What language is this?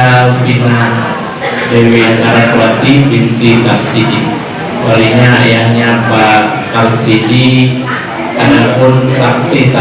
Indonesian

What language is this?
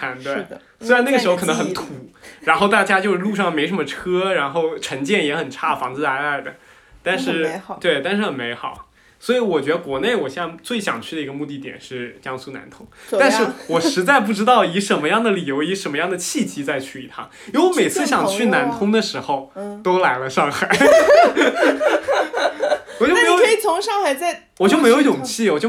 Chinese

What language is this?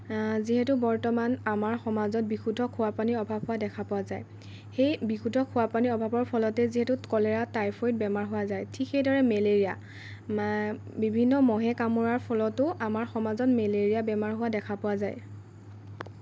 Assamese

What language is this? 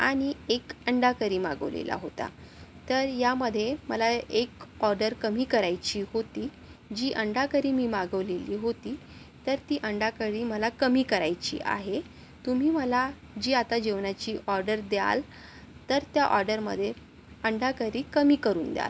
Marathi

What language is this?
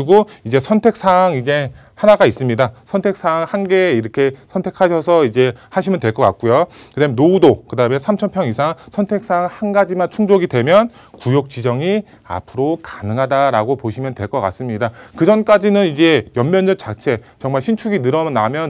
Korean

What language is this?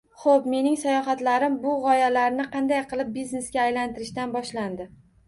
Uzbek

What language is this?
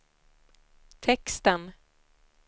Swedish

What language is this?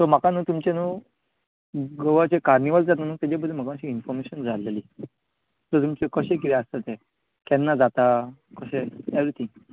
Konkani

